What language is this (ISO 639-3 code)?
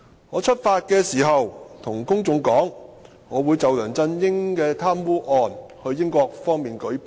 yue